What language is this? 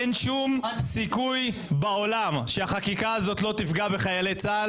Hebrew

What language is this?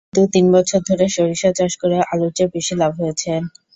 Bangla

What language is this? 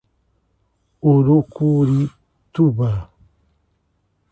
Portuguese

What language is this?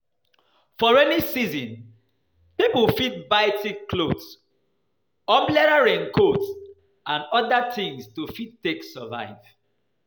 Nigerian Pidgin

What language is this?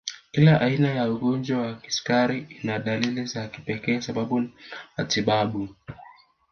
Swahili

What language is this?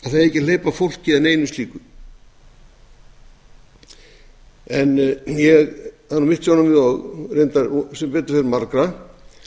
Icelandic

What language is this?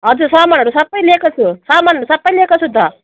Nepali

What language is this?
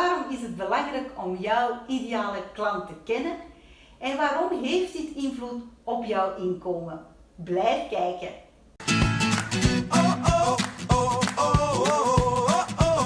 Dutch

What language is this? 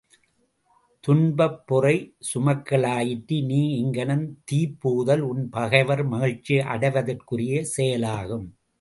Tamil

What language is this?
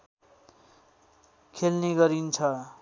Nepali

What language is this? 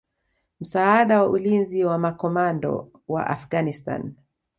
Swahili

